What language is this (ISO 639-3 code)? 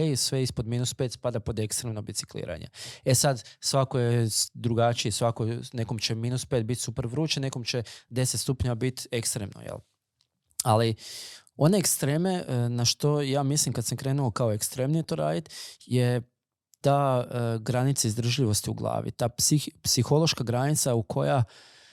hrv